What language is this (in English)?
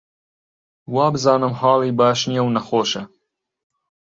Central Kurdish